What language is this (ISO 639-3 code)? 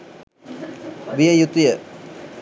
sin